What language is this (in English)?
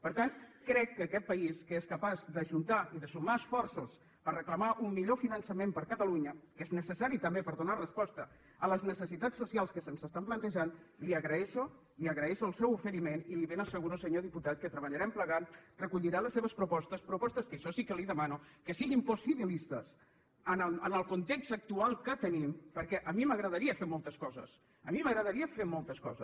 Catalan